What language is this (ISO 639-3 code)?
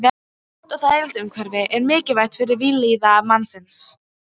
isl